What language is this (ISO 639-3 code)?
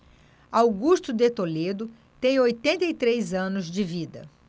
por